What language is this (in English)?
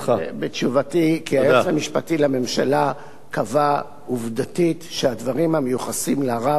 Hebrew